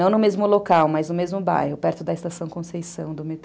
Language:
Portuguese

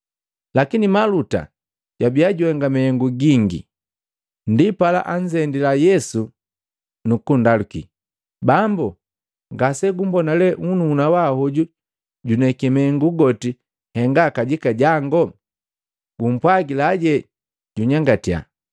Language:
Matengo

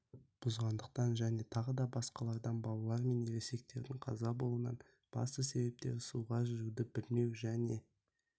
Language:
Kazakh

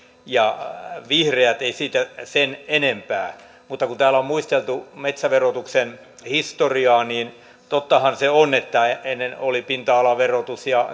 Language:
Finnish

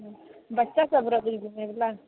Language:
Maithili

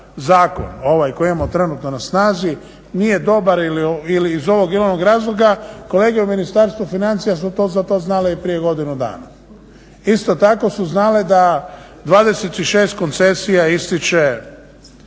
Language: Croatian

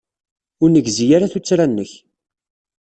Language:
Kabyle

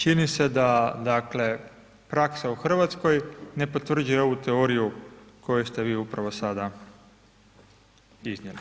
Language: Croatian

